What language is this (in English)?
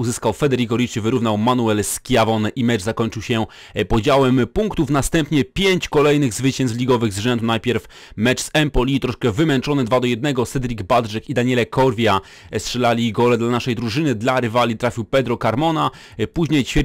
Polish